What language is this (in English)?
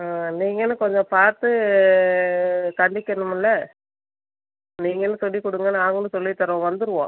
Tamil